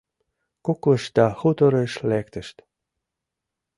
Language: Mari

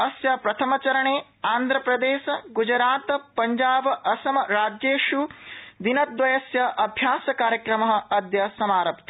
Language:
Sanskrit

